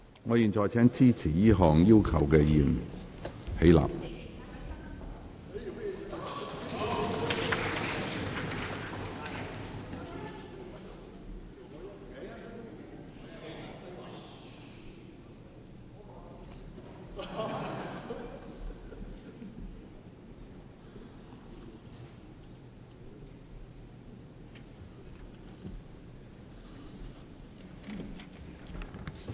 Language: Cantonese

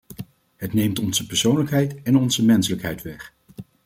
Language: Dutch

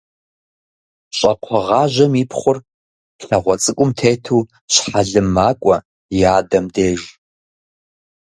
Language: Kabardian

